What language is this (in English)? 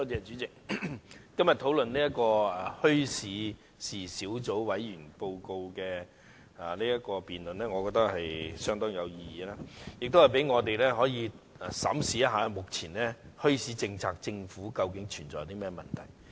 Cantonese